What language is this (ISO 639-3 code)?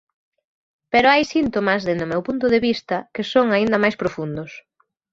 glg